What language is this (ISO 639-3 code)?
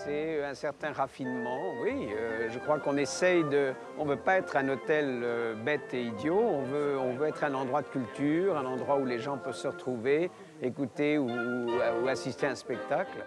fra